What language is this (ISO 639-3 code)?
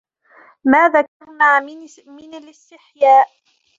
ara